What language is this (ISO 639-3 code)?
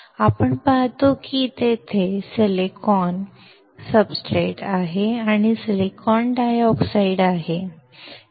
mar